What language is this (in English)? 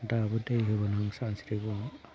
Bodo